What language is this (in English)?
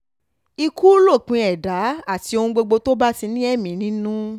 Yoruba